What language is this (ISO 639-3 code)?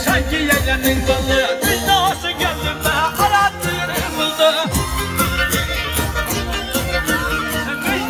tur